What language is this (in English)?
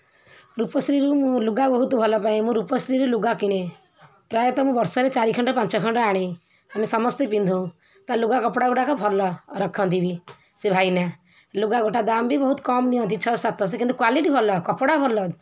Odia